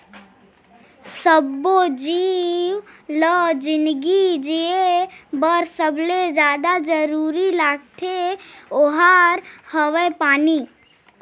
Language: Chhattisgarhi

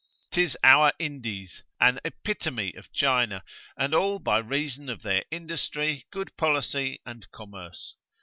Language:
English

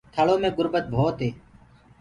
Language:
Gurgula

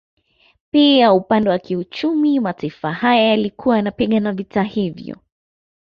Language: Swahili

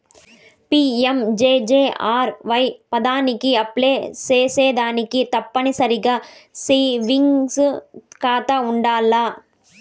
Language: Telugu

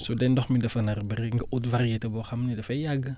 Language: Wolof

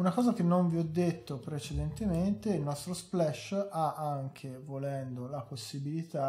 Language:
Italian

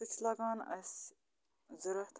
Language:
Kashmiri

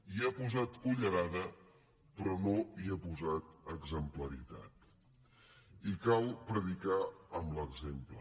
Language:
Catalan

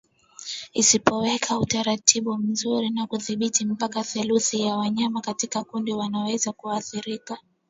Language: Swahili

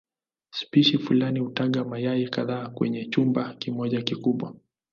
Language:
Swahili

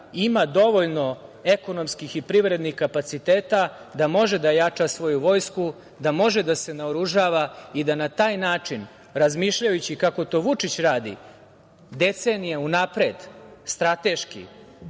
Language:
Serbian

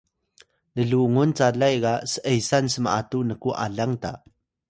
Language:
Atayal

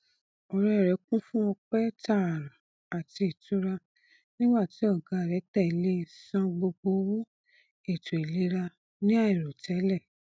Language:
Yoruba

